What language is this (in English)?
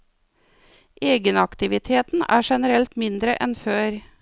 Norwegian